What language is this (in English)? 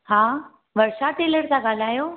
Sindhi